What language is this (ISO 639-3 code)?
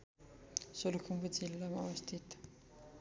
nep